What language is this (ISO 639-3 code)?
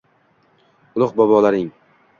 uzb